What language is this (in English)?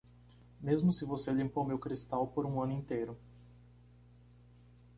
Portuguese